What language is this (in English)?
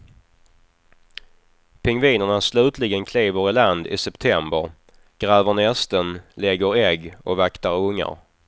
Swedish